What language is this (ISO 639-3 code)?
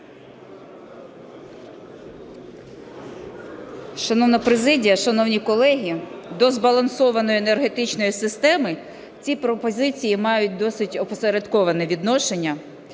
ukr